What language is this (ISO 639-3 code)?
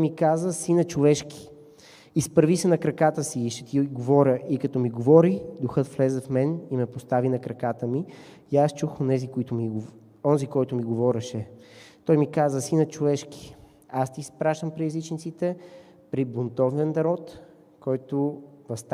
bul